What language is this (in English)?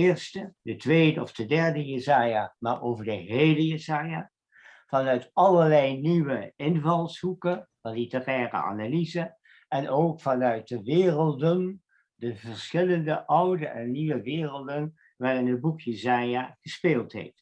Dutch